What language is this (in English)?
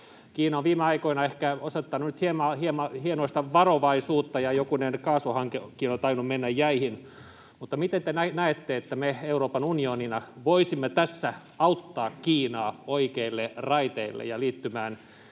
Finnish